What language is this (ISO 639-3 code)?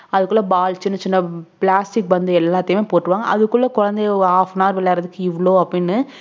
tam